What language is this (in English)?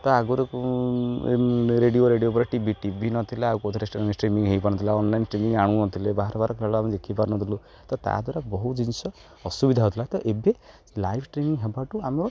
Odia